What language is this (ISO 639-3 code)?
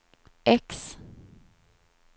swe